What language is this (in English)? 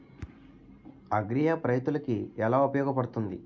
Telugu